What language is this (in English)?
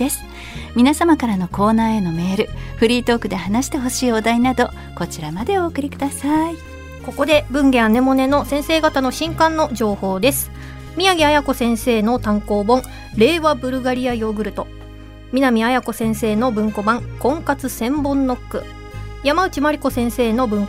Japanese